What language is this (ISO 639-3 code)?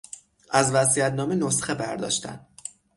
fas